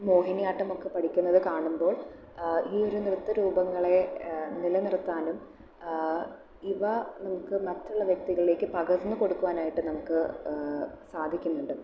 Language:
Malayalam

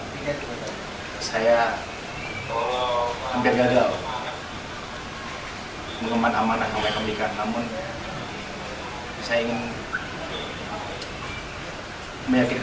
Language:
Indonesian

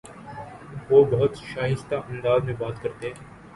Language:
Urdu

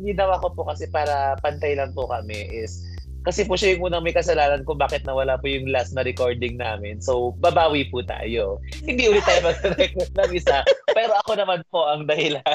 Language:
Filipino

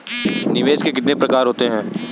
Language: Hindi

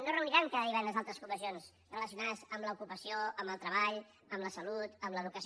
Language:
Catalan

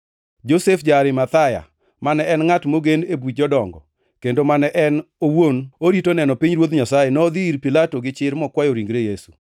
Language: Luo (Kenya and Tanzania)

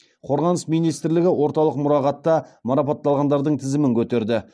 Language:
Kazakh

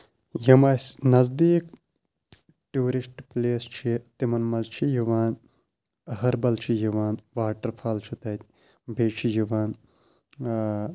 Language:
Kashmiri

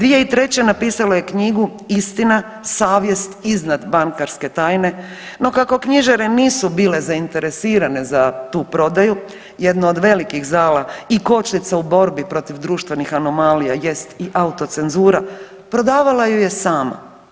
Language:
Croatian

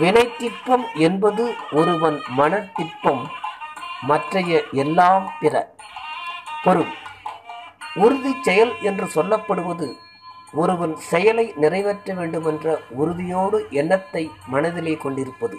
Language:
Tamil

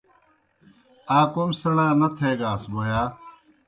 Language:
Kohistani Shina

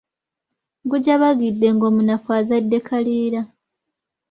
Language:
Ganda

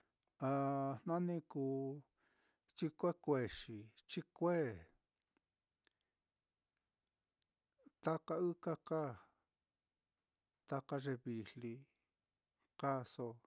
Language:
Mitlatongo Mixtec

